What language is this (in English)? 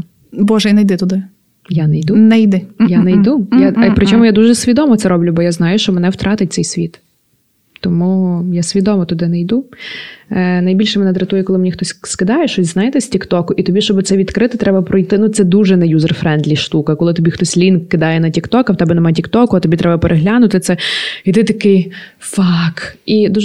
Ukrainian